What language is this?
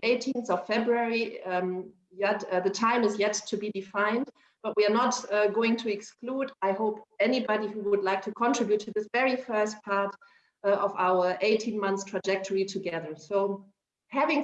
English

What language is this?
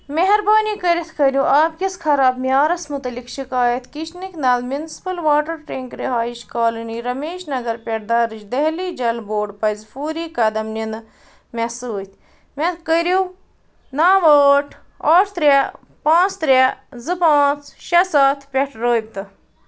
Kashmiri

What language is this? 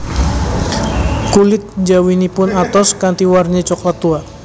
Javanese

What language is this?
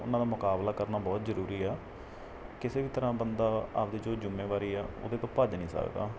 Punjabi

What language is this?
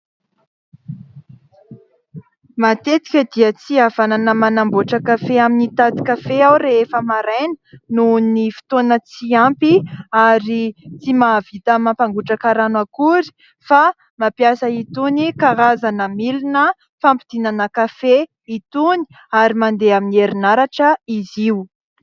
Malagasy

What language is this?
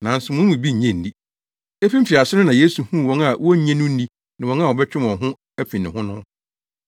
Akan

